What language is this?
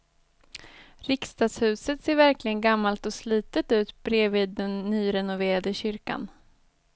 Swedish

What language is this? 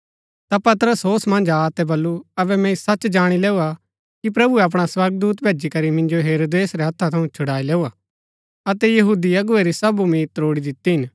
Gaddi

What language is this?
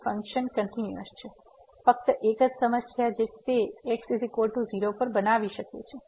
Gujarati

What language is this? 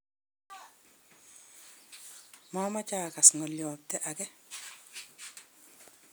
Kalenjin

